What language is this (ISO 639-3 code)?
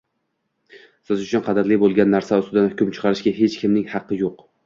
uzb